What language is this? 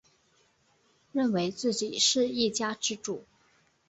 Chinese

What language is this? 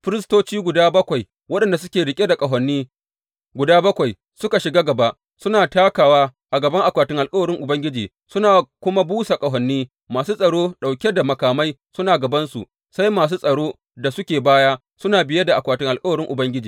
Hausa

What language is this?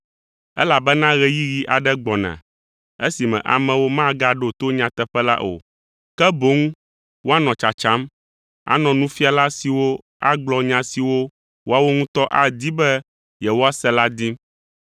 Ewe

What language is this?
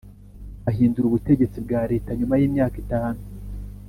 Kinyarwanda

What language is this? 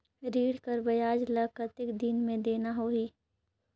Chhattisgarhi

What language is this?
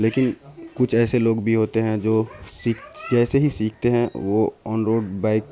Urdu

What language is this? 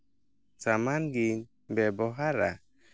Santali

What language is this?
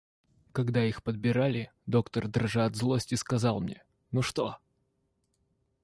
Russian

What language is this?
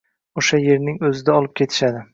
Uzbek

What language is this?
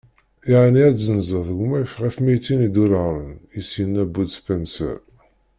Kabyle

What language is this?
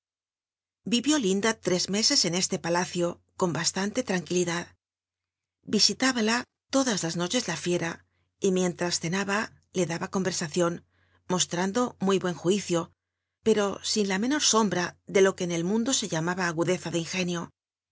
Spanish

